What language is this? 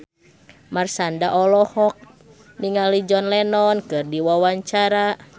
Sundanese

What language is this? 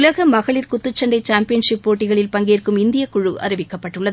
Tamil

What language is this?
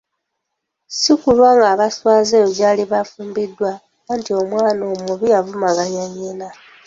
Ganda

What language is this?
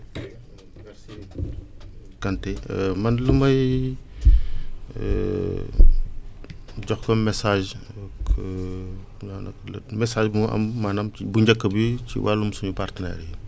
Wolof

